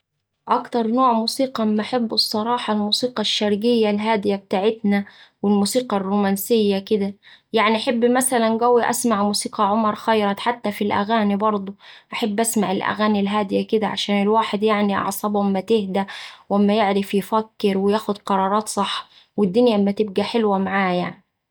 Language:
Saidi Arabic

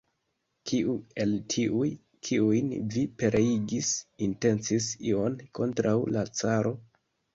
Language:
Esperanto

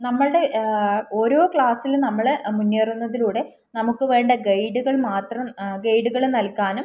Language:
Malayalam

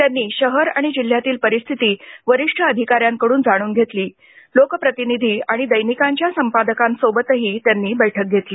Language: Marathi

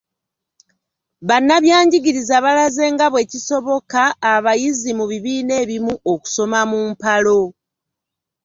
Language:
Ganda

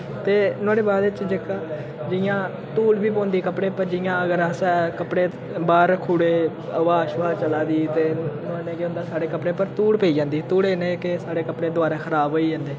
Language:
Dogri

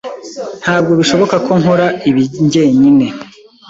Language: Kinyarwanda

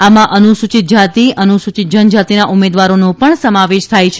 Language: Gujarati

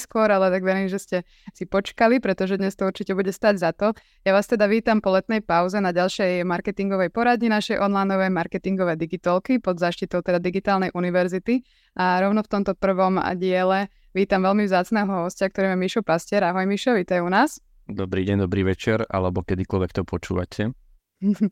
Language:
Slovak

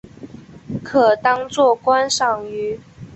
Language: Chinese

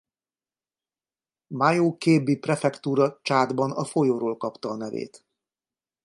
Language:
Hungarian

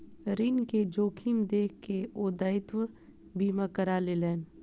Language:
Maithili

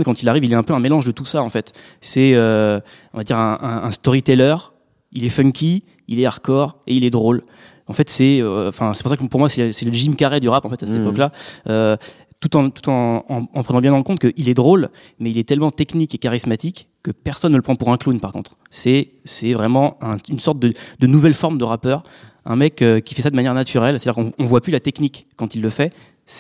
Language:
French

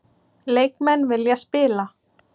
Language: Icelandic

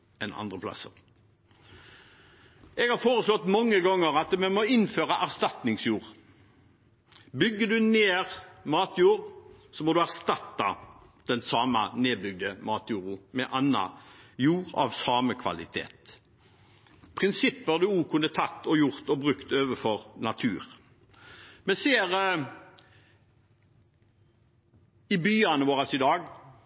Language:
Norwegian Bokmål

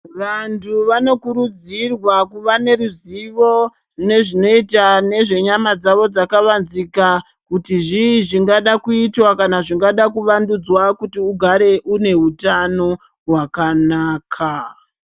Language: Ndau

